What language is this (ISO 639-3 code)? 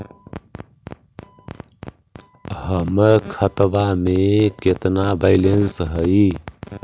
mag